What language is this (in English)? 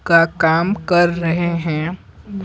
Hindi